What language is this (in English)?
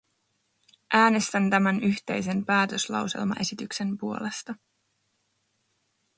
Finnish